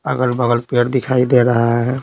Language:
Hindi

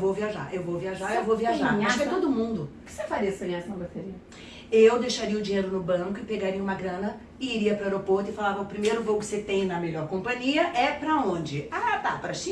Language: Portuguese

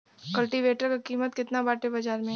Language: Bhojpuri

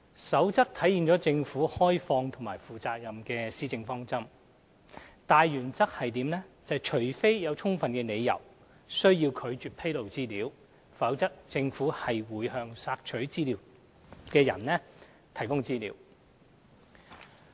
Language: Cantonese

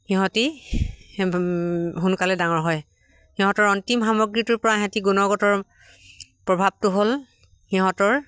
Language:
Assamese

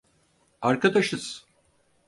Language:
Turkish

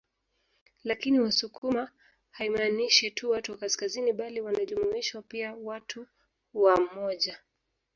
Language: Swahili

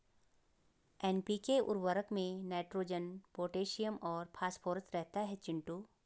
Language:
Hindi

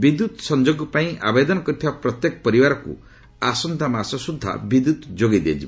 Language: Odia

